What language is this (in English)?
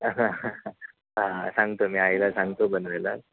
Marathi